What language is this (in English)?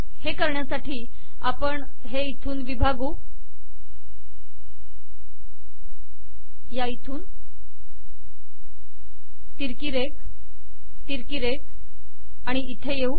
Marathi